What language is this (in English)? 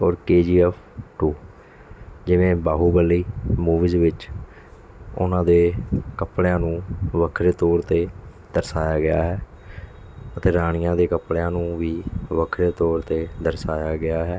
Punjabi